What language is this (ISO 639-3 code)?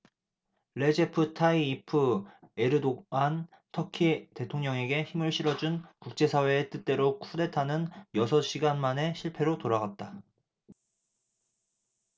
kor